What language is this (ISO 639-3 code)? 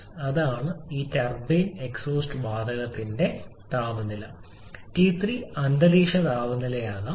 mal